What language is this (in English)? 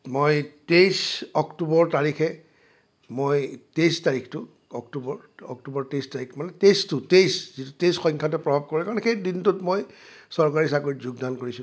Assamese